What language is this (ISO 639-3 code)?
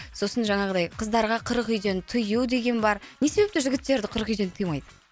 kaz